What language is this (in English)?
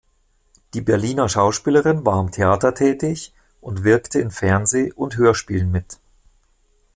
German